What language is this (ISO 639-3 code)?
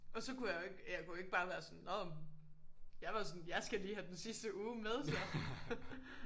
dan